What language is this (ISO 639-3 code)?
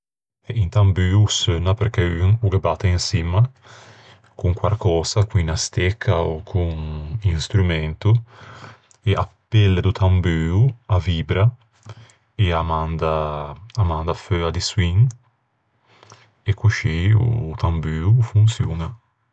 lij